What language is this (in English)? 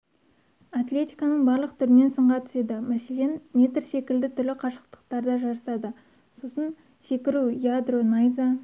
Kazakh